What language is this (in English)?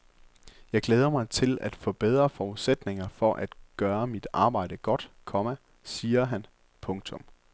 Danish